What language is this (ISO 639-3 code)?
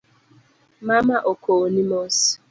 luo